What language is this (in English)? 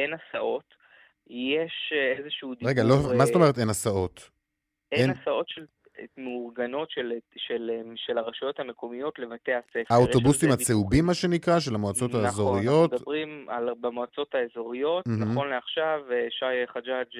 Hebrew